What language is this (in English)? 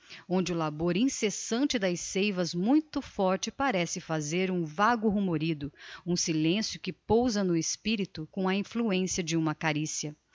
Portuguese